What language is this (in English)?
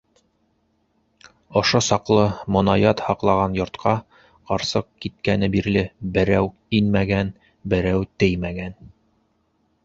Bashkir